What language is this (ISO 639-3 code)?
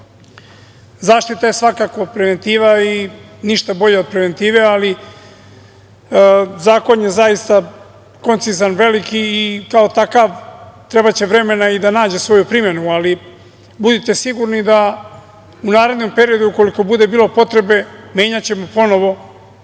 srp